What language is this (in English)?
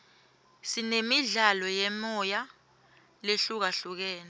Swati